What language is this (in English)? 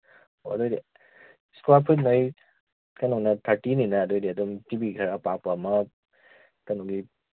Manipuri